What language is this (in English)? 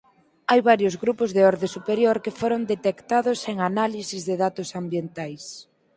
Galician